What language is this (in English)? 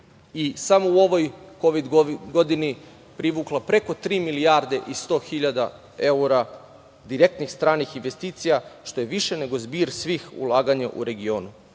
Serbian